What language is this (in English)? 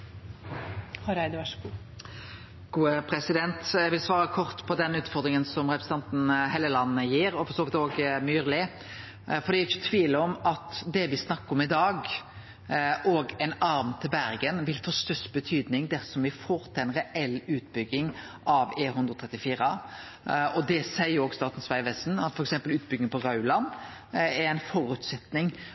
Norwegian Nynorsk